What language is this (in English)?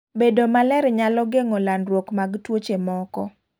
Luo (Kenya and Tanzania)